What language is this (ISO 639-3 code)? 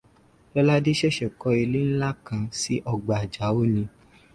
yor